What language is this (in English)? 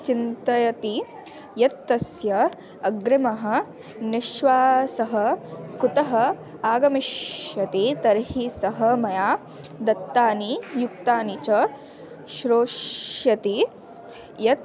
Sanskrit